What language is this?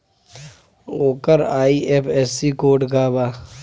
Bhojpuri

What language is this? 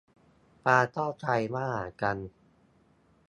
Thai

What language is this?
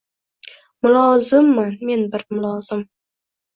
Uzbek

